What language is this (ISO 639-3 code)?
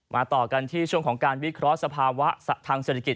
tha